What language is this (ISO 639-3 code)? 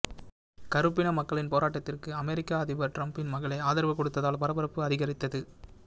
tam